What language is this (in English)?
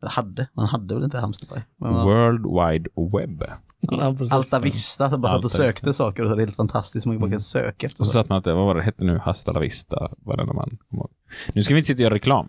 Swedish